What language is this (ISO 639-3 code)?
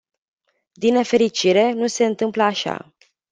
ron